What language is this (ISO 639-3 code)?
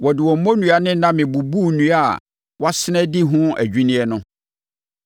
aka